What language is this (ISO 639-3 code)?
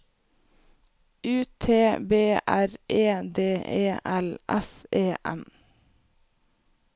nor